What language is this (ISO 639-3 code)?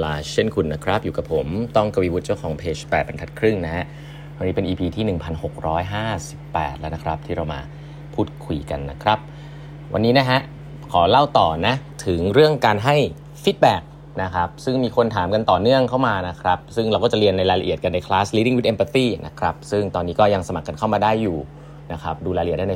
tha